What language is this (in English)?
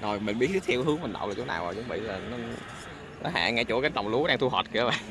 Vietnamese